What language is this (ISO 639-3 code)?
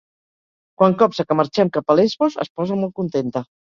cat